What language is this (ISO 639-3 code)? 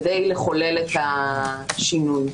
heb